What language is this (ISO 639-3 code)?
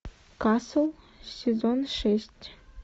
rus